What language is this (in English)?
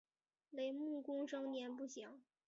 Chinese